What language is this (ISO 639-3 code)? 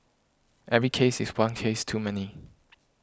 eng